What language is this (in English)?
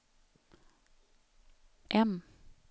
Swedish